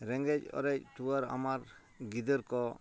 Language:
Santali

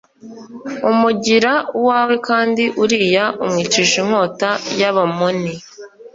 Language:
Kinyarwanda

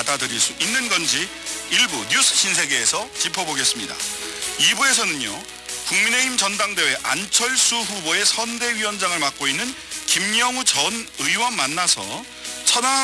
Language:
Korean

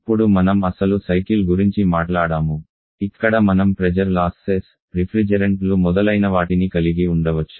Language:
Telugu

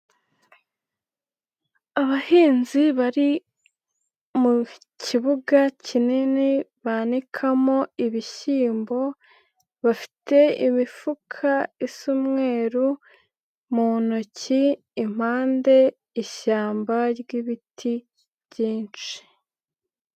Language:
Kinyarwanda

